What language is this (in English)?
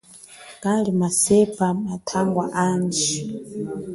Chokwe